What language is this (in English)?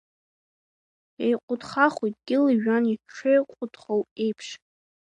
Abkhazian